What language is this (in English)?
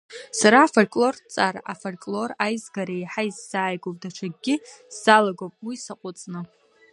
Abkhazian